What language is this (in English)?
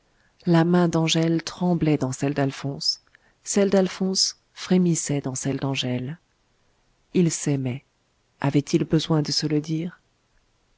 French